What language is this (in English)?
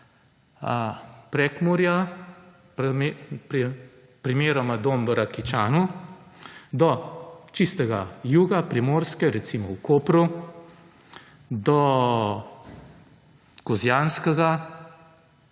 Slovenian